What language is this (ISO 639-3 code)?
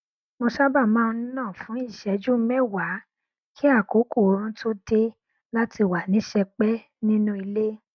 yor